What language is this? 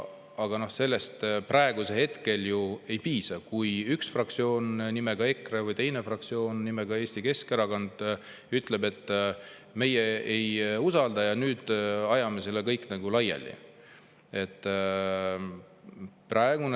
Estonian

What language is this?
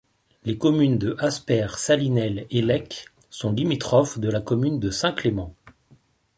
French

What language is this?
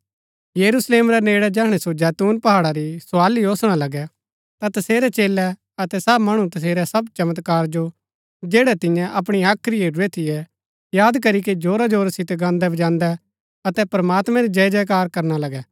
Gaddi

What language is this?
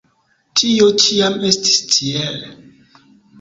Esperanto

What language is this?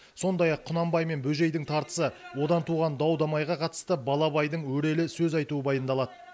Kazakh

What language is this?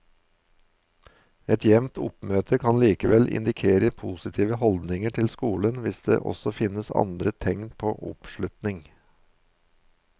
Norwegian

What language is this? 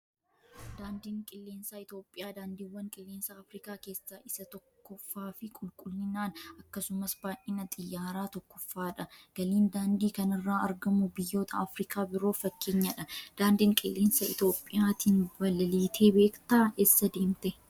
Oromo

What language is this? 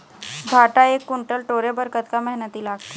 Chhattisgarhi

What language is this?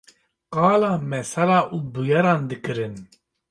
Kurdish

